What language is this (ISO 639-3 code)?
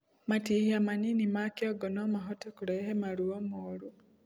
kik